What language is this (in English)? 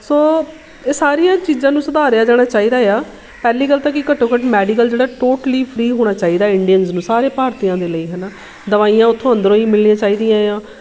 Punjabi